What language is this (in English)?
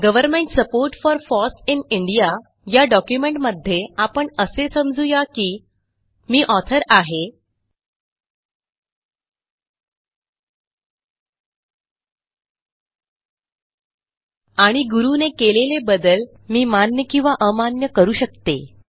Marathi